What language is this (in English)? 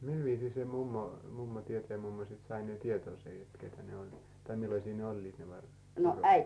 Finnish